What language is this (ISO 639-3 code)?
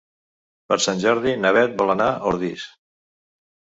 cat